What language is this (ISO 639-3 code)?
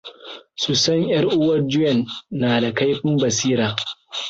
hau